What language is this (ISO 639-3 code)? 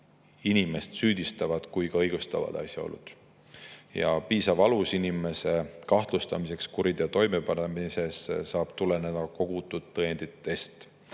est